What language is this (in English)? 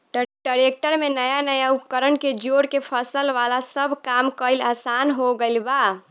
Bhojpuri